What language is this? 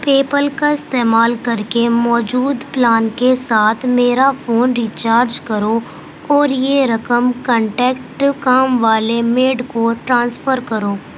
Urdu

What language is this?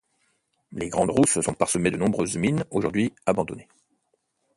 French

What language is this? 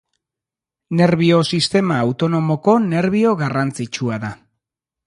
Basque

